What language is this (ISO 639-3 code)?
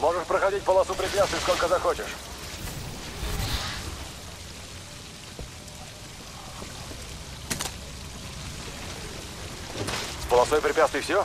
rus